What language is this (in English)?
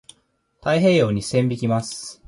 Japanese